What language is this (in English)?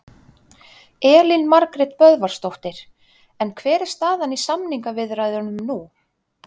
Icelandic